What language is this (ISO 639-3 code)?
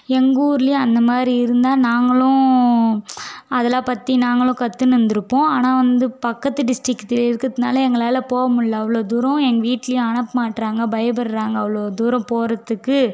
tam